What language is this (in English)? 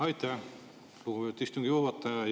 Estonian